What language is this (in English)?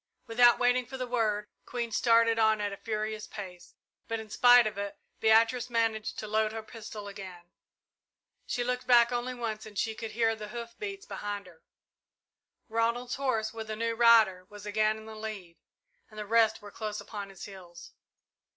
English